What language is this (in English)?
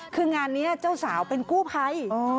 Thai